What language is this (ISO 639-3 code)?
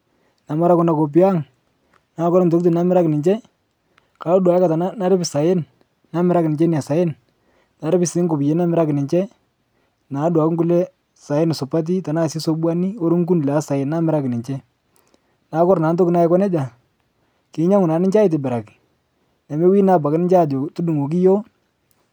mas